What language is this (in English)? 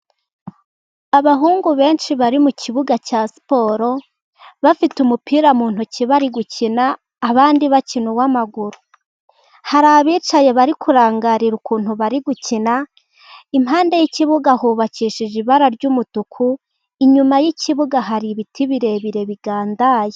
Kinyarwanda